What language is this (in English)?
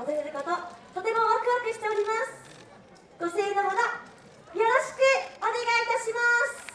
Japanese